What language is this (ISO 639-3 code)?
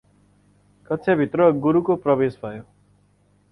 nep